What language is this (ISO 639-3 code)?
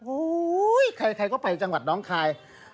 tha